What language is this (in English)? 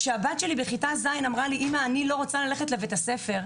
Hebrew